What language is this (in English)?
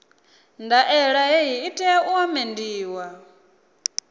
Venda